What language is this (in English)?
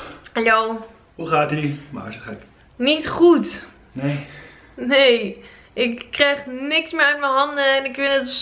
Dutch